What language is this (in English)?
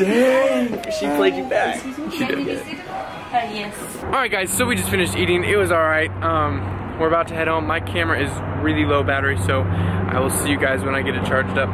English